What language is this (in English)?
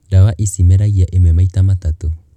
Kikuyu